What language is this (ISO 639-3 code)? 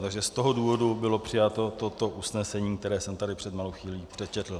ces